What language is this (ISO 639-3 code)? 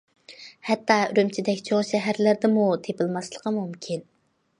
uig